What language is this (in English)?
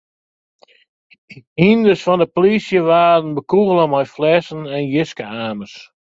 Western Frisian